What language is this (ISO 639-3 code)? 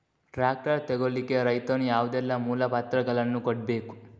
kan